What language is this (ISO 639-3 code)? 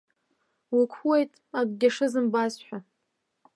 abk